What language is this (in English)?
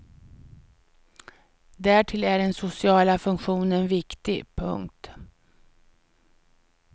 Swedish